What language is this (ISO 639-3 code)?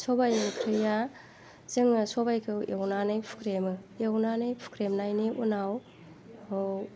brx